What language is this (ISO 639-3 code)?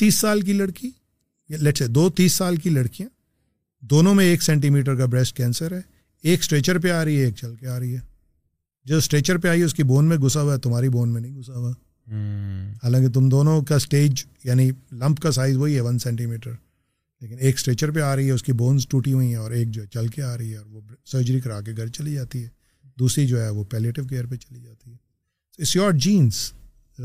urd